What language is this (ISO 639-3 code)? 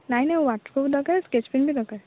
ori